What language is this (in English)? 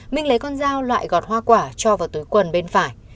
Vietnamese